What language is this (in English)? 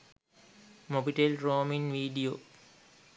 Sinhala